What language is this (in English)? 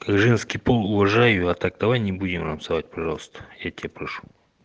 Russian